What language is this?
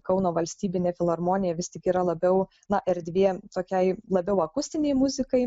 Lithuanian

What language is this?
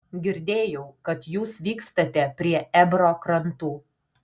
Lithuanian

